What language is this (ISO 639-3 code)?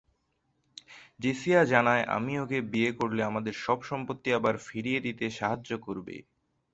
ben